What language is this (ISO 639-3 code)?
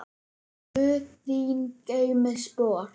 isl